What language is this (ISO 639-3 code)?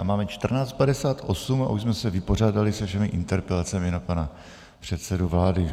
ces